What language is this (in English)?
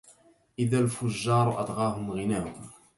Arabic